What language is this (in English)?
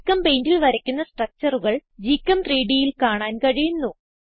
Malayalam